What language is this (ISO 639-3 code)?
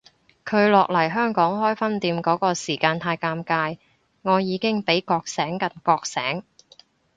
yue